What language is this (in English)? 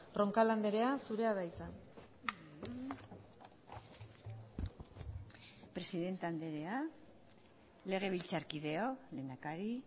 Basque